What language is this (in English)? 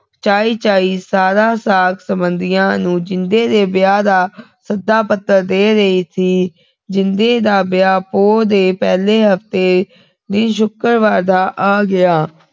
Punjabi